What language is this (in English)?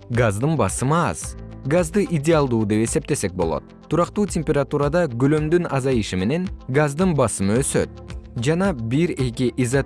Kyrgyz